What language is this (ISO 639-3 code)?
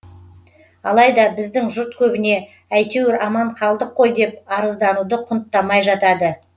kaz